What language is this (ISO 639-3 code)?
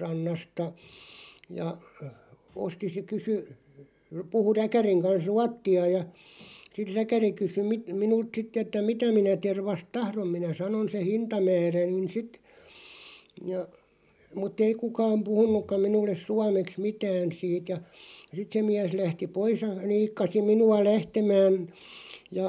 fin